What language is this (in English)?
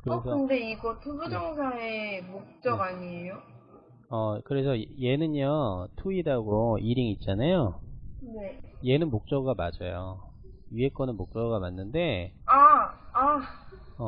Korean